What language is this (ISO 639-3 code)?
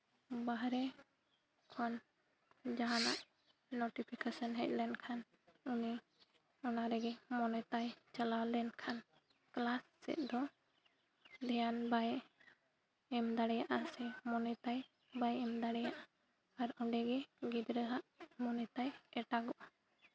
sat